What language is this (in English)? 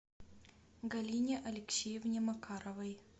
Russian